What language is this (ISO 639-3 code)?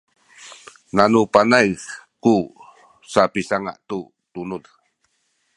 szy